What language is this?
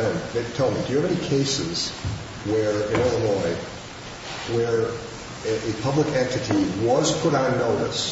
English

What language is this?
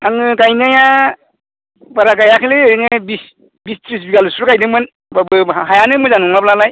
Bodo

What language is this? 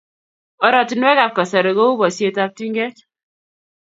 Kalenjin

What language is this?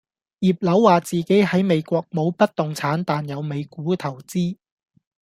Cantonese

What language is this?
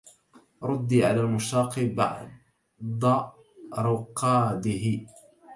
Arabic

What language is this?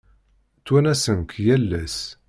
Kabyle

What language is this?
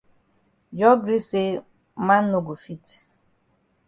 Cameroon Pidgin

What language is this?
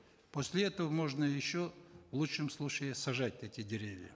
Kazakh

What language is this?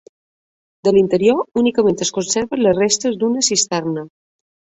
Catalan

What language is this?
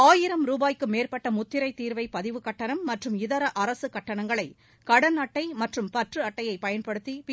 Tamil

